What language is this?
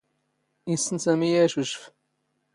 Standard Moroccan Tamazight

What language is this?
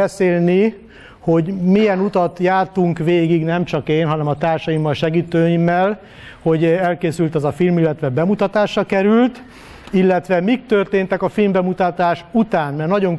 Hungarian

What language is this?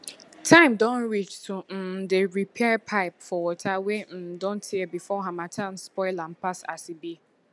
Nigerian Pidgin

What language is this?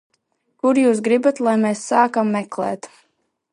Latvian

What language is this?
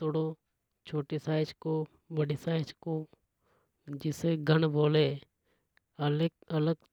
Hadothi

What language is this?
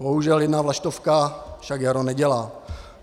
Czech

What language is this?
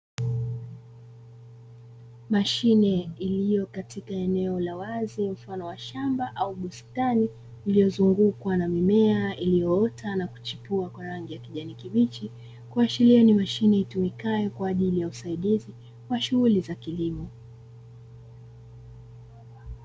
Swahili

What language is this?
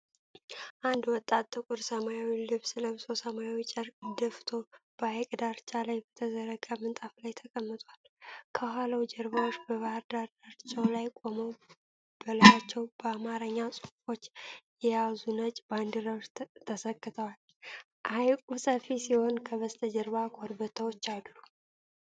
Amharic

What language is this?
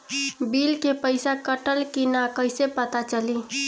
Bhojpuri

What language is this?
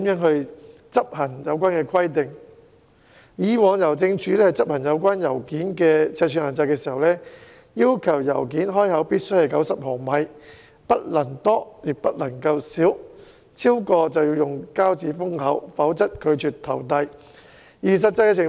Cantonese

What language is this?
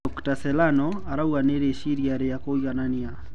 Kikuyu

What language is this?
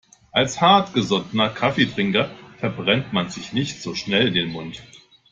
German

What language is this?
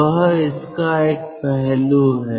Hindi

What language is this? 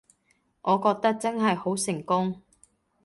Cantonese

